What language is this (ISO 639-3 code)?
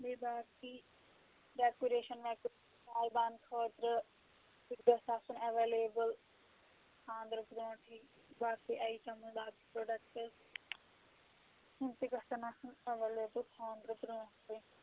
kas